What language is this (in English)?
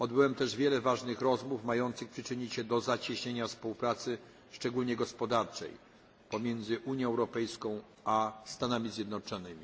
Polish